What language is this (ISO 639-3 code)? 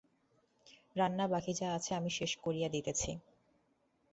ben